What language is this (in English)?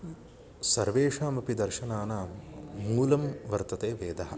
Sanskrit